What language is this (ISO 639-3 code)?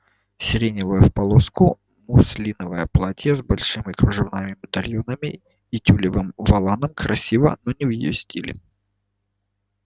rus